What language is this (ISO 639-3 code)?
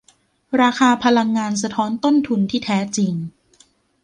tha